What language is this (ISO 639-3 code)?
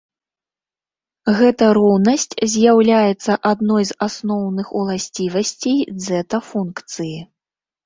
bel